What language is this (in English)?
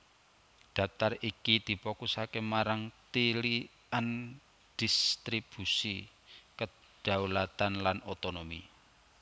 Javanese